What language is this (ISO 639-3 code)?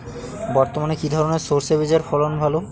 ben